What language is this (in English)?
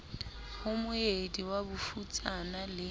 Southern Sotho